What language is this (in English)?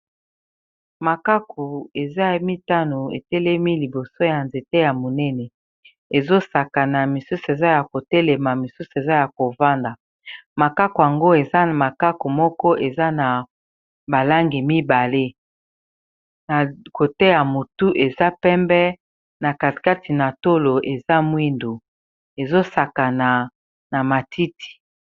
Lingala